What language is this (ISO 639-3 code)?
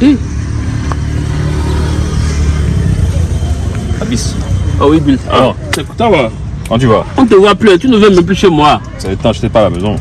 fra